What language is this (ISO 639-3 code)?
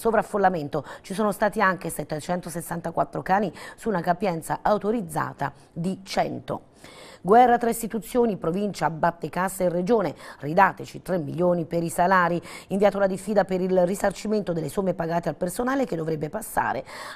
ita